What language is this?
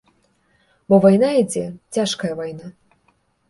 Belarusian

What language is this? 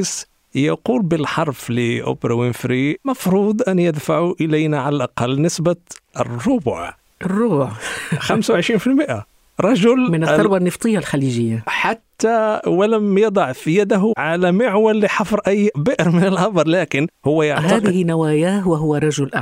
Arabic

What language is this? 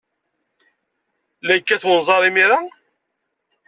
Kabyle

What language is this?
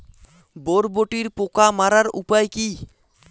Bangla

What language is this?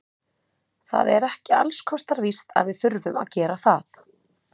Icelandic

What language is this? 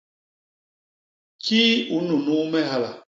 Basaa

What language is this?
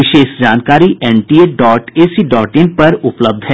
Hindi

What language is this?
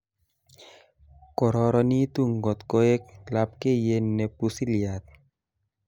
Kalenjin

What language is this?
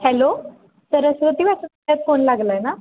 Marathi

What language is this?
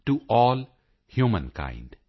Punjabi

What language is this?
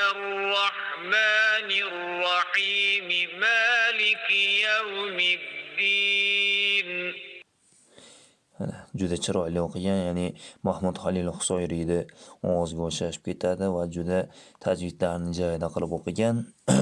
Turkish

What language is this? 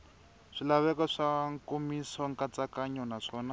Tsonga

